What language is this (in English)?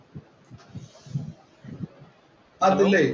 Malayalam